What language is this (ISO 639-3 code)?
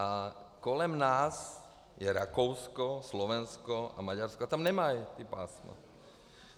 ces